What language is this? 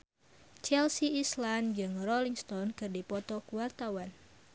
Sundanese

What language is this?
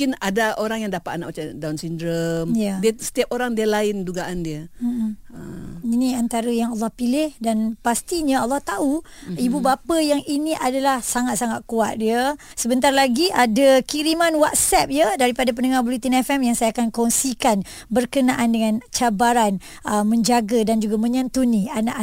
Malay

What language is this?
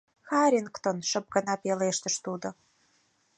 Mari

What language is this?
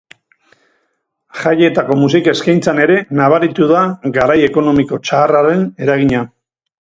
Basque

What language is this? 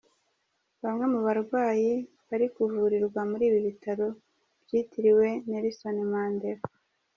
Kinyarwanda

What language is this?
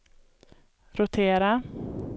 Swedish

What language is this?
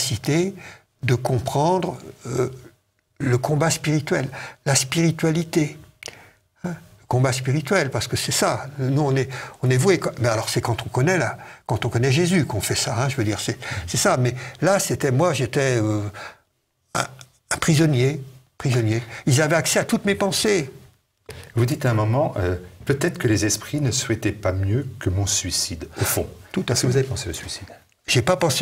French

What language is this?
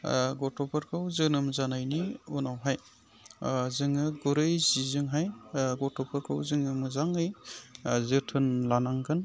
Bodo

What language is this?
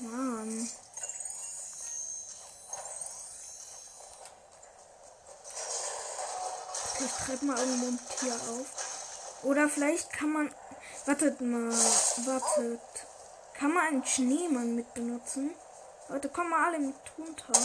German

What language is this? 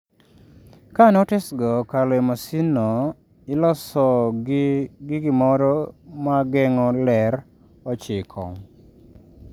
Luo (Kenya and Tanzania)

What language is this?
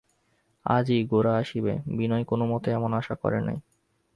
Bangla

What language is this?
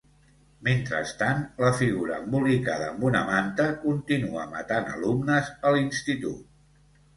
Catalan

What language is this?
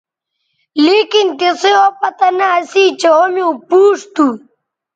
Bateri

